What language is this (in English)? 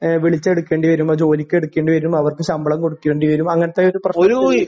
Malayalam